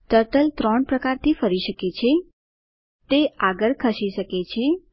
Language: Gujarati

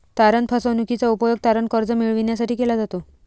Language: Marathi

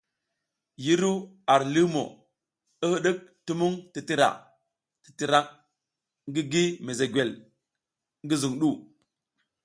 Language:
South Giziga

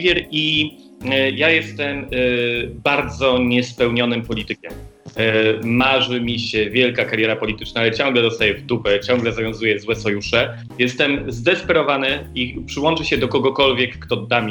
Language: Polish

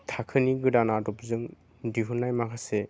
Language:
Bodo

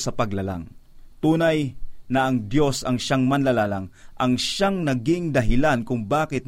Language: Filipino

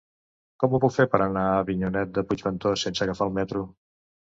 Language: Catalan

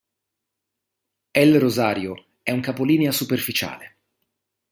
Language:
Italian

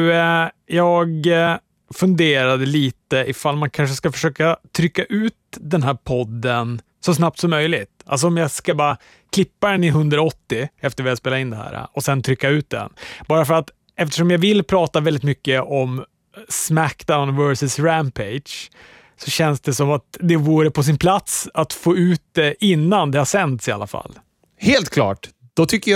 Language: Swedish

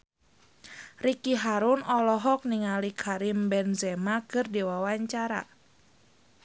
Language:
Sundanese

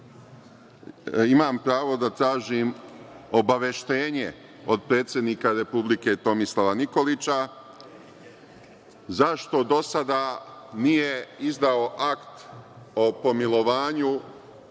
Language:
Serbian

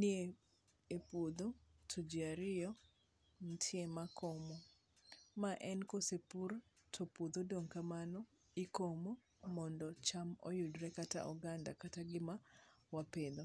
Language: Luo (Kenya and Tanzania)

